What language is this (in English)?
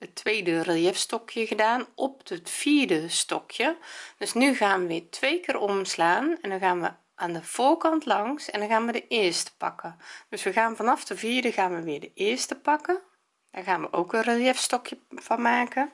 Dutch